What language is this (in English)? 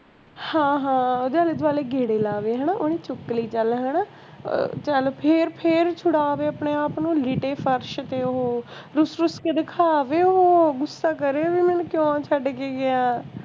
Punjabi